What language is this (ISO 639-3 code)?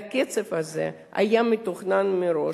heb